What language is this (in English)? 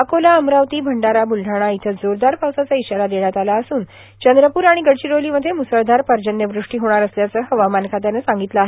Marathi